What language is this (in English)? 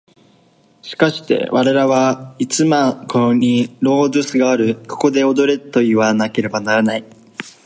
Japanese